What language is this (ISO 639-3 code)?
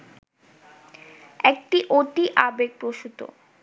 ben